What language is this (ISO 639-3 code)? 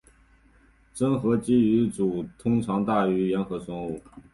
zho